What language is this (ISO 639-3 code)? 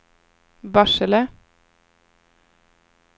swe